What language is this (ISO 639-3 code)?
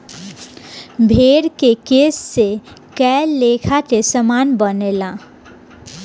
bho